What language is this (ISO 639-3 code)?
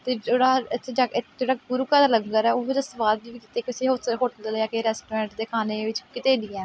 pan